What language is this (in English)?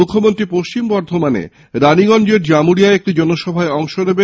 Bangla